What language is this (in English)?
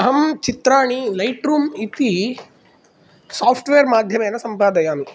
Sanskrit